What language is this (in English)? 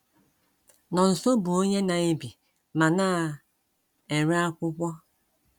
Igbo